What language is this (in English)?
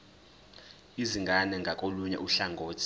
Zulu